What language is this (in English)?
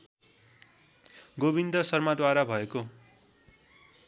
Nepali